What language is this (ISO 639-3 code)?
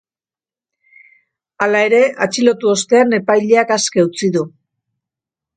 eus